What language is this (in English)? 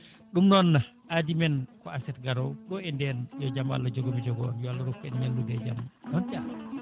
Fula